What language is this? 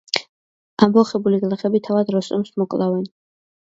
Georgian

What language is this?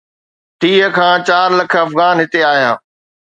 Sindhi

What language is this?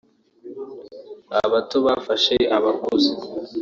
Kinyarwanda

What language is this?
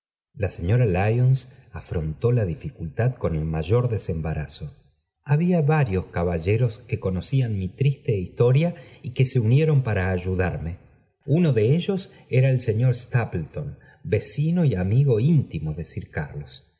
Spanish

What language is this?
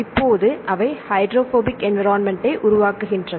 Tamil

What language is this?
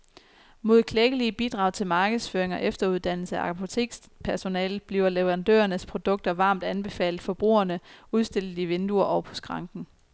Danish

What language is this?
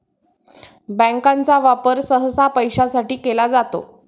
Marathi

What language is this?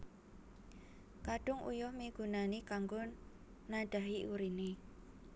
Javanese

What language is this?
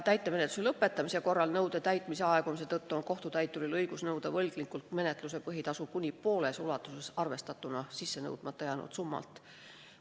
Estonian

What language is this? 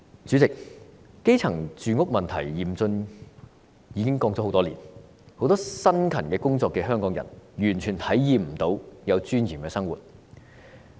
Cantonese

